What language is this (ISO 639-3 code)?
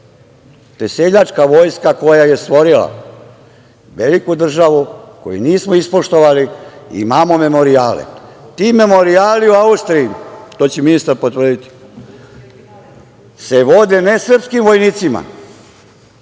srp